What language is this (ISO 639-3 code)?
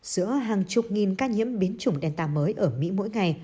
vie